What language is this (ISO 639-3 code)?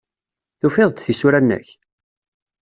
kab